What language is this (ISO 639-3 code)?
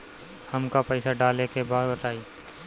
bho